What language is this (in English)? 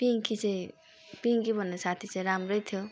Nepali